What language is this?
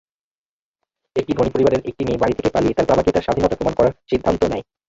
Bangla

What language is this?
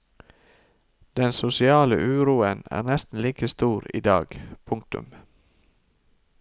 Norwegian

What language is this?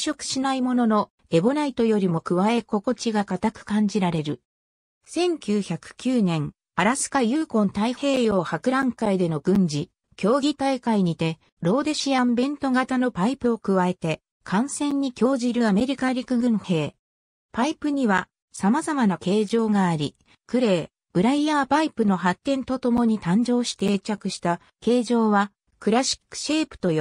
Japanese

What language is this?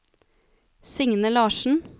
Norwegian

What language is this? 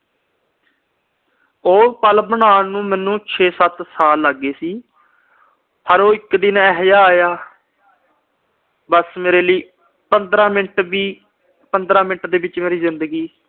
Punjabi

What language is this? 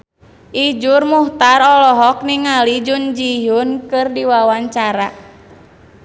Sundanese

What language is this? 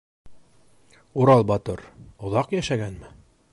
Bashkir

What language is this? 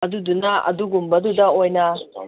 Manipuri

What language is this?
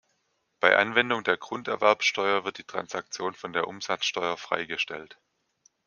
German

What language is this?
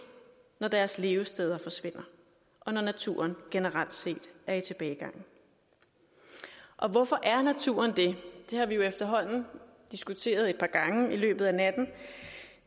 Danish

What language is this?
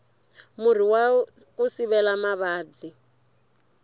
Tsonga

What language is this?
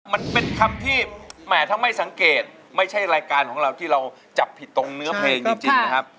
Thai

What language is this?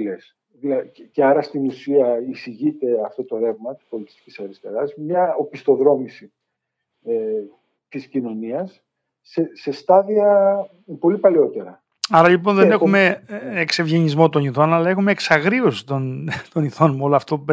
Greek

